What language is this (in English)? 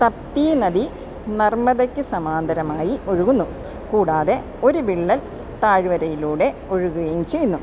Malayalam